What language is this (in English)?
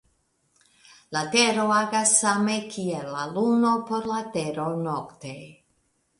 Esperanto